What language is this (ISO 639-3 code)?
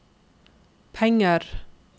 nor